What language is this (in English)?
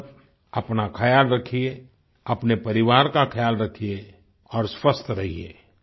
Hindi